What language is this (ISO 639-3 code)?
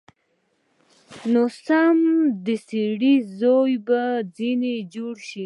pus